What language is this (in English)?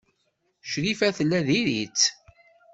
Kabyle